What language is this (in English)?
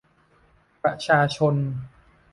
Thai